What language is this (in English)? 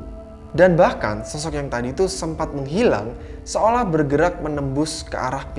Indonesian